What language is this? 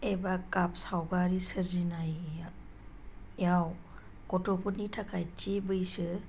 Bodo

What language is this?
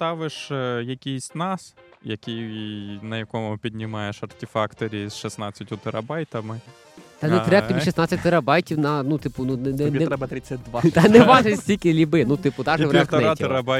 Ukrainian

